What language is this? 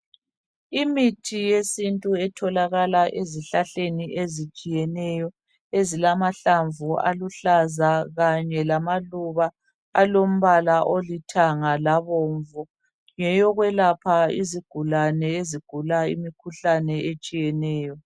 North Ndebele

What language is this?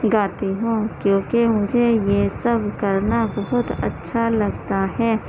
Urdu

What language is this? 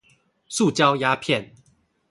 Chinese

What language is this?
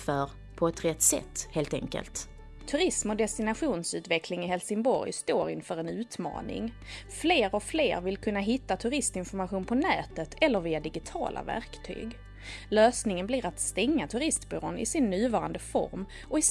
Swedish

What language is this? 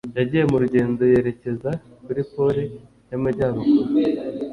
Kinyarwanda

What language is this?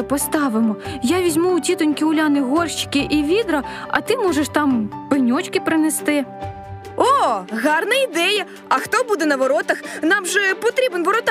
Ukrainian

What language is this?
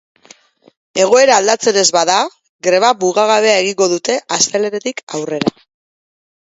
Basque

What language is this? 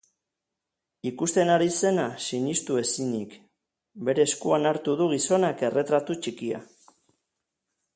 Basque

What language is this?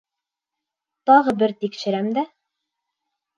Bashkir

